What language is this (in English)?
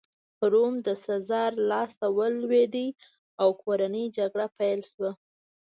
Pashto